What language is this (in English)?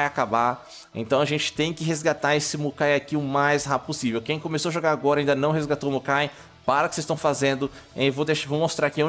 Portuguese